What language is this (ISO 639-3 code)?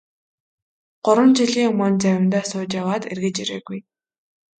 mon